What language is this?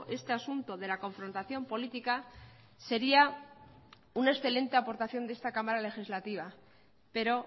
Spanish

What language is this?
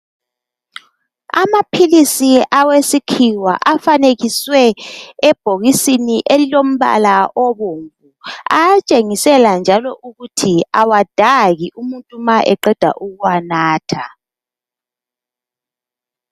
North Ndebele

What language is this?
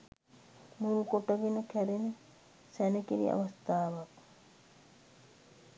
Sinhala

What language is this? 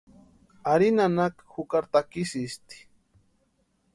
Western Highland Purepecha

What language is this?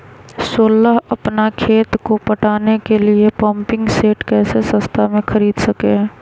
Magahi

